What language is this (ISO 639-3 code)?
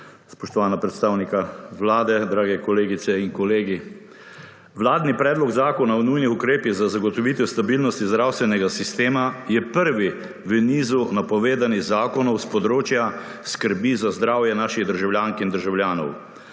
slv